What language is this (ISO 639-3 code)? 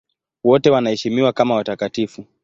swa